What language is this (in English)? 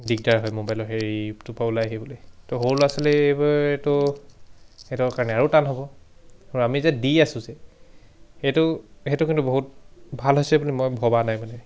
Assamese